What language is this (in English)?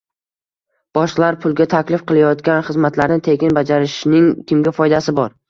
Uzbek